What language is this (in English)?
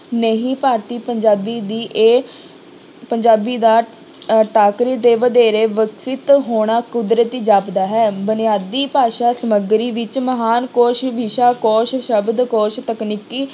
Punjabi